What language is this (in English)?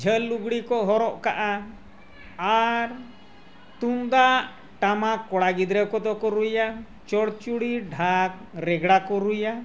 Santali